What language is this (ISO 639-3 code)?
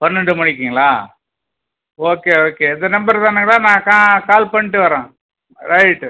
tam